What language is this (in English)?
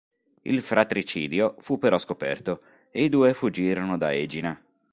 Italian